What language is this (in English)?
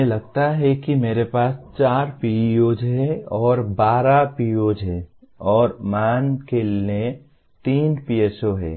Hindi